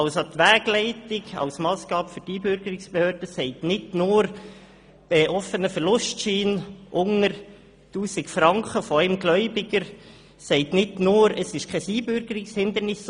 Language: Swiss German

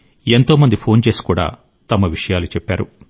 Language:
Telugu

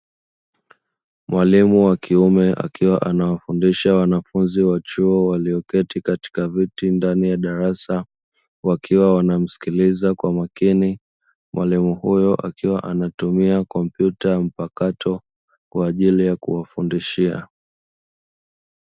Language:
Swahili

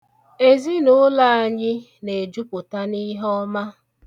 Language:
Igbo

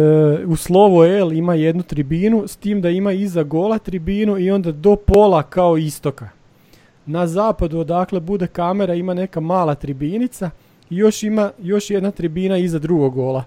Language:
Croatian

